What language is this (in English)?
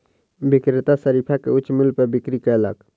Maithili